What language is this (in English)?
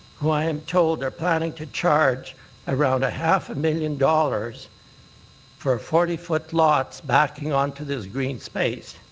English